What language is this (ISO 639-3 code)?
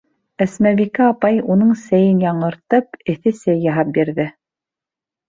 bak